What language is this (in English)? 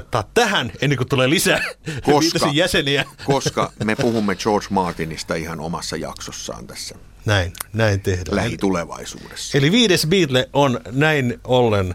Finnish